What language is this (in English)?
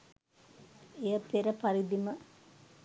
Sinhala